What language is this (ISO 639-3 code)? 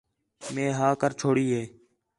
xhe